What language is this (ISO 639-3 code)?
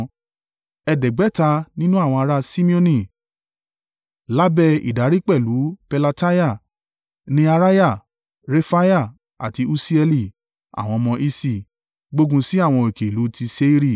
yor